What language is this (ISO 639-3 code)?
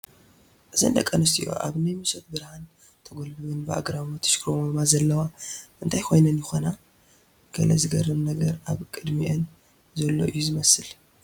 tir